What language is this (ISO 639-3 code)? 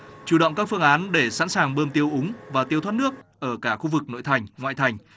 vie